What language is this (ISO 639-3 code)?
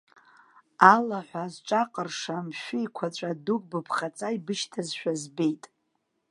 abk